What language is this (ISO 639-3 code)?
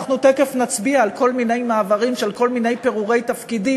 heb